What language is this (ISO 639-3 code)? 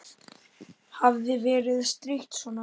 isl